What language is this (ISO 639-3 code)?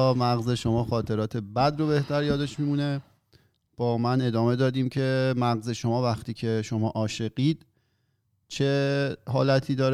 fas